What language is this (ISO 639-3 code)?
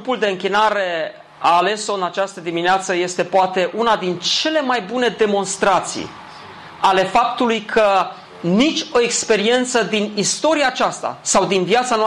ron